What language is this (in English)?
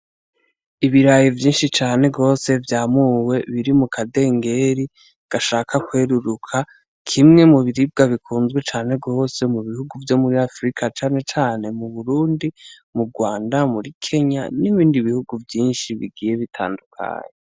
Rundi